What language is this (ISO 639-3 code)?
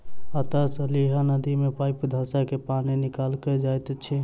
mai